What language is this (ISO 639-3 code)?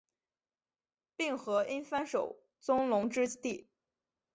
zho